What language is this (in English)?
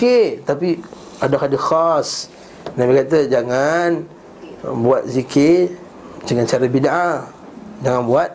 Malay